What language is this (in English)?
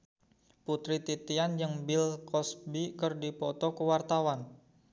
Sundanese